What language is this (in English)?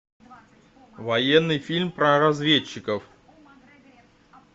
Russian